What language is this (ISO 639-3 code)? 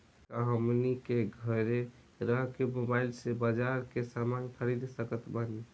bho